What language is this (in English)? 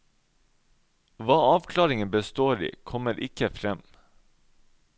Norwegian